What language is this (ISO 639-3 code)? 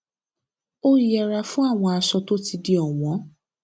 yor